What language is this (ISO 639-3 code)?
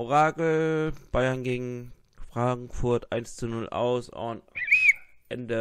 deu